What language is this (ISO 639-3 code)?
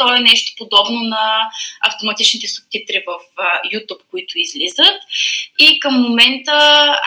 bul